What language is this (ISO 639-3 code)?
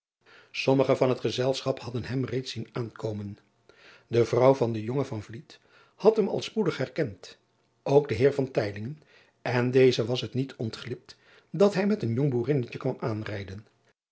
nld